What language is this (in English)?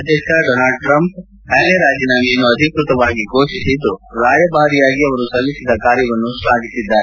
Kannada